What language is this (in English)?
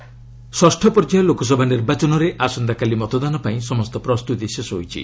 Odia